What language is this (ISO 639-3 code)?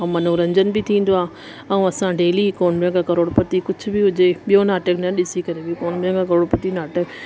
snd